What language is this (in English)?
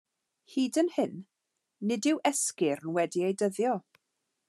Welsh